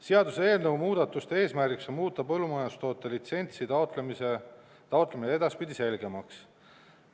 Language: Estonian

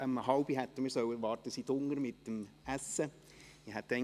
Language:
Swiss German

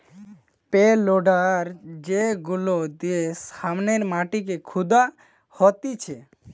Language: Bangla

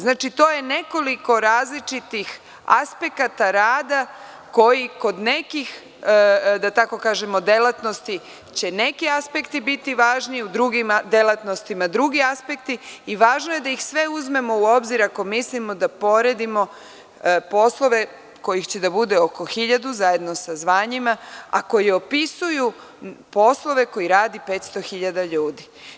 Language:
Serbian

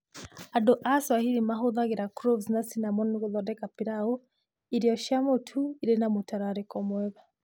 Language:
Kikuyu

